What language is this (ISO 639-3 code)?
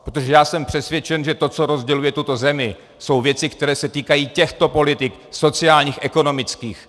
ces